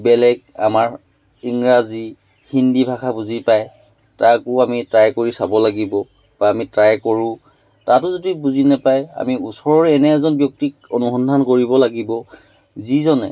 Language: Assamese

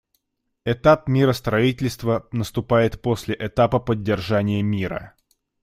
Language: Russian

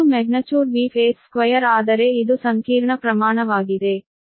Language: Kannada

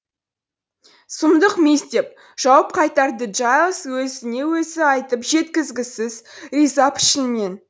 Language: Kazakh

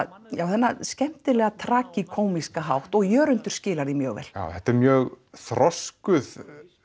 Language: Icelandic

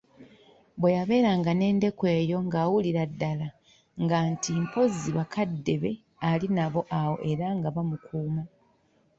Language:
Ganda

